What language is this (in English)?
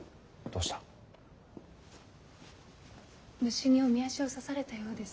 Japanese